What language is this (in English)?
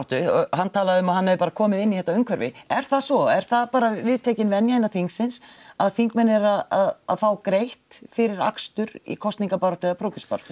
Icelandic